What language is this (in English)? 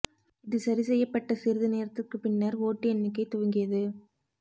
Tamil